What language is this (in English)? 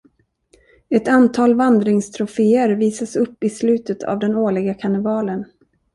Swedish